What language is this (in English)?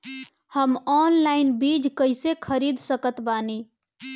Bhojpuri